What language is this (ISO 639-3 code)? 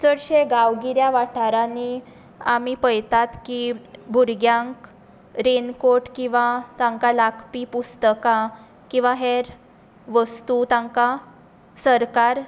kok